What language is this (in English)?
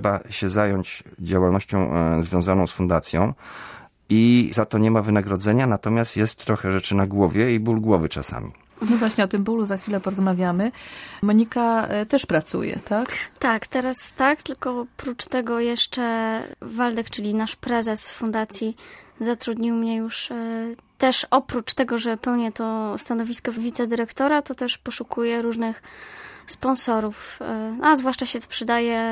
Polish